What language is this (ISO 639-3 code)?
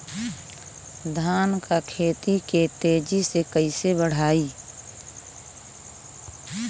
bho